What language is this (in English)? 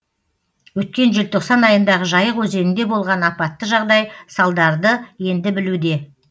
Kazakh